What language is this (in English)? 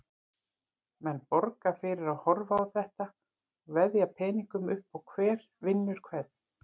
Icelandic